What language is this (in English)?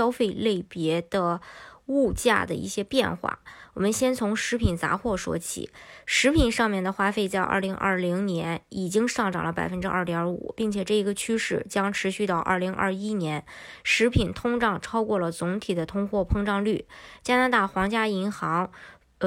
Chinese